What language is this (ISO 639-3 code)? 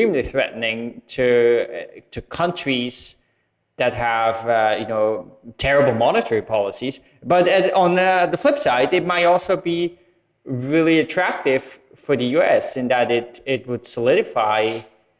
eng